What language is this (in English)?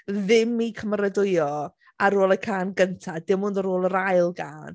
Welsh